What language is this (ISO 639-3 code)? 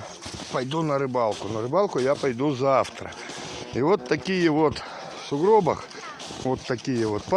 rus